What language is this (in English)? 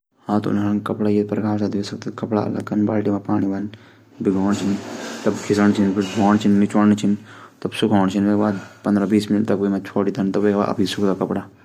Garhwali